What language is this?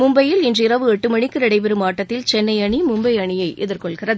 Tamil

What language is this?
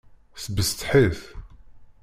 Kabyle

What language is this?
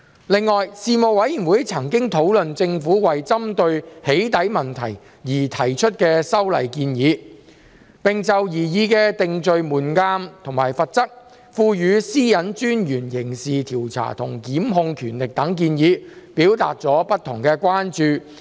Cantonese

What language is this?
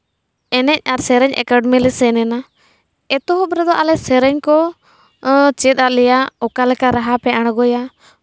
Santali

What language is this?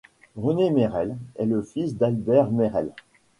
French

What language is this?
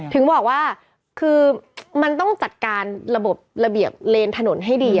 Thai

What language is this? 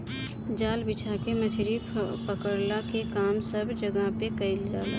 Bhojpuri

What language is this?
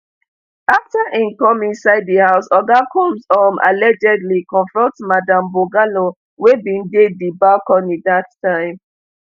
Nigerian Pidgin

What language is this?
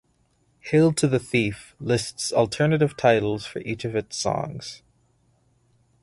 English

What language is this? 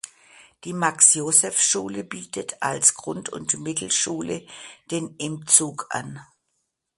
German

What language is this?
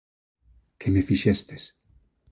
Galician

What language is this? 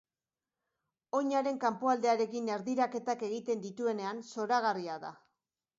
Basque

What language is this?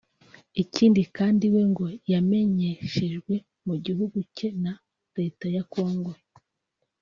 Kinyarwanda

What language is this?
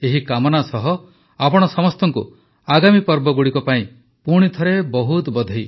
Odia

